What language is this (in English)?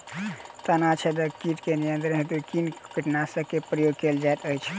Maithili